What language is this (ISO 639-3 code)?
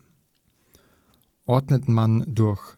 deu